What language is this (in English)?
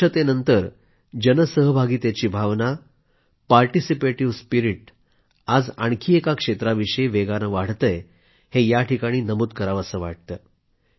Marathi